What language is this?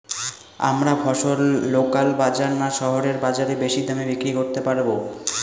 Bangla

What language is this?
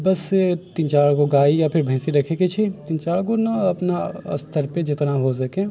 Maithili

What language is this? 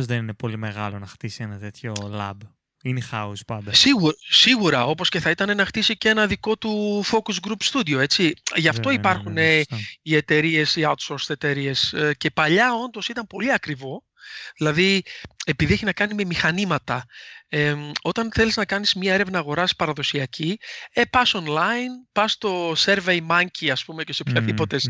Greek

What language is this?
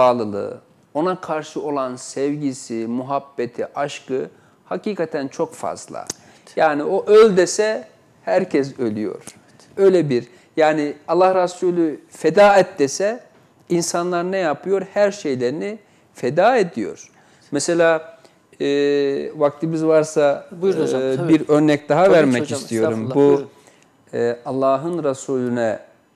Turkish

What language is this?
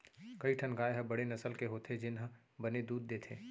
Chhattisgarhi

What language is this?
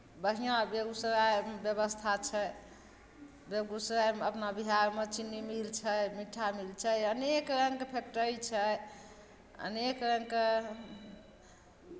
Maithili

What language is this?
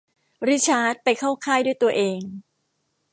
Thai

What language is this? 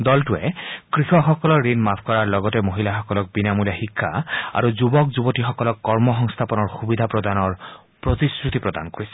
Assamese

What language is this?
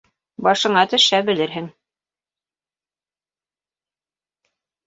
Bashkir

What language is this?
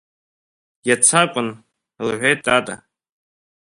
Abkhazian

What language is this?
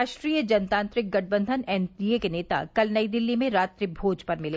Hindi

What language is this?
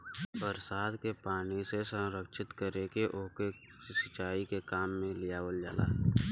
Bhojpuri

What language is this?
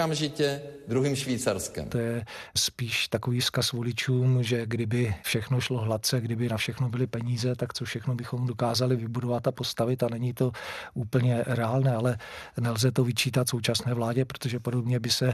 Czech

